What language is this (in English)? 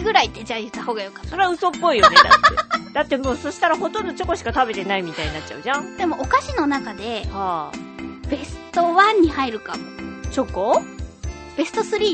Japanese